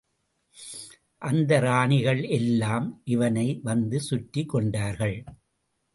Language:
Tamil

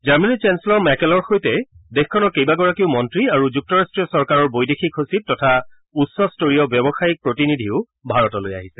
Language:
Assamese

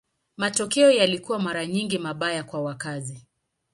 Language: Swahili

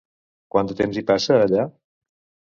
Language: Catalan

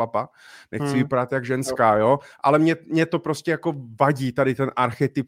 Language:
Czech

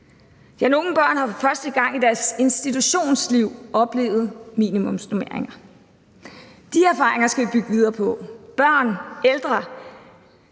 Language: Danish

